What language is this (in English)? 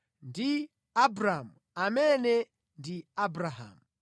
Nyanja